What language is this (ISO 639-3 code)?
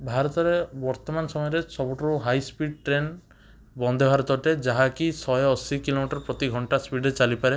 ori